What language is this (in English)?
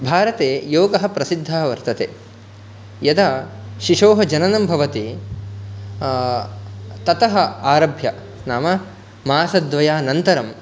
Sanskrit